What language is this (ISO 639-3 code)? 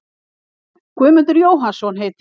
isl